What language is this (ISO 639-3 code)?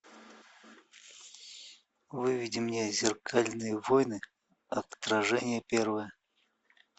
rus